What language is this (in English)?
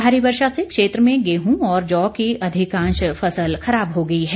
Hindi